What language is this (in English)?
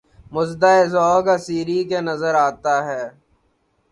Urdu